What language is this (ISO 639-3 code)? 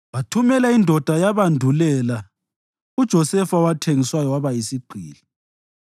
nde